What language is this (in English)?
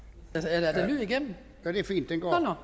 Danish